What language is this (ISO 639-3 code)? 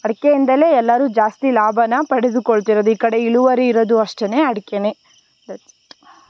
kan